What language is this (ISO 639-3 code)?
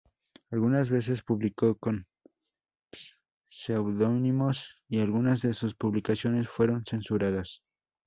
spa